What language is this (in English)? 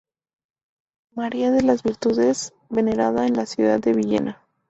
Spanish